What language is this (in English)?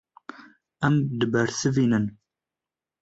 Kurdish